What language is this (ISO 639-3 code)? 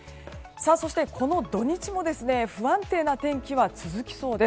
jpn